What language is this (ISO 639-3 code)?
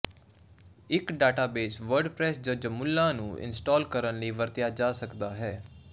pan